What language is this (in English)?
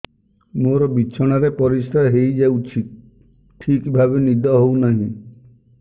Odia